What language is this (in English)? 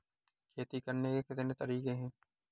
Hindi